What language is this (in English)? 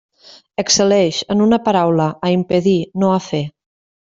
Catalan